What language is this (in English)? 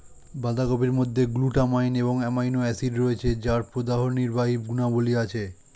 Bangla